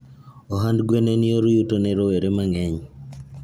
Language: Luo (Kenya and Tanzania)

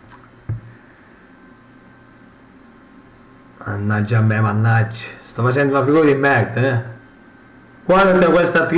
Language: Italian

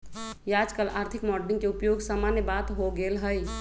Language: Magahi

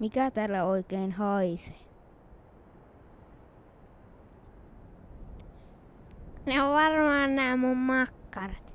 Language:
Finnish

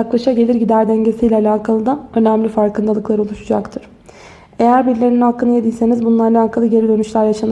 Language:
Turkish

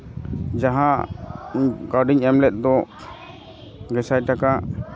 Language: Santali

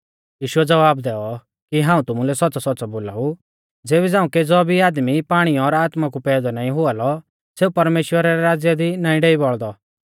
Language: Mahasu Pahari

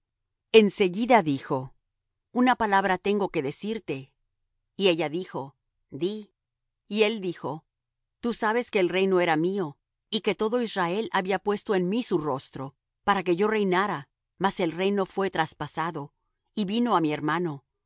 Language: Spanish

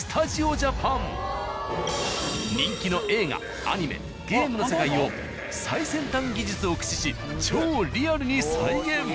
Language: Japanese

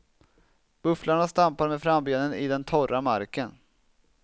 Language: Swedish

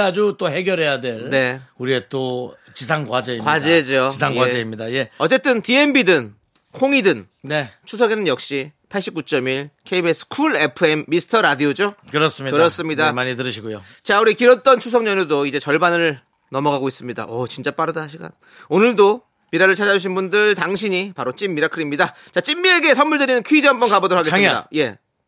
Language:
Korean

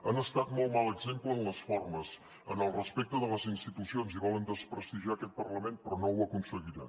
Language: Catalan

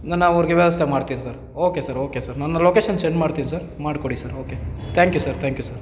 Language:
Kannada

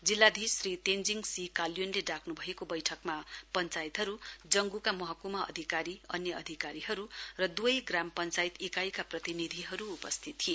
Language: Nepali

